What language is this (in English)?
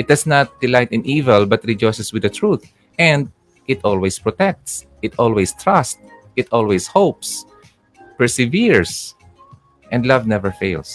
Filipino